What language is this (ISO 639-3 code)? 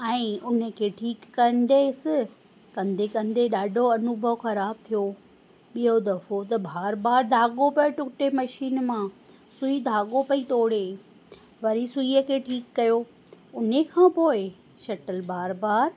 snd